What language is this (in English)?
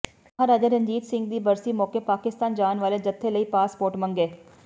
Punjabi